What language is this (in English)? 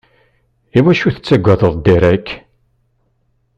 Kabyle